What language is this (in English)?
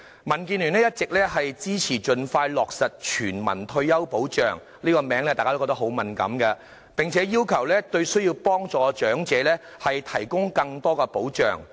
Cantonese